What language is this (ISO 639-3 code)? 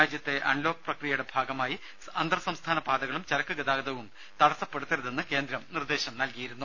mal